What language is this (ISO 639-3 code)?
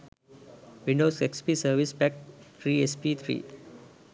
sin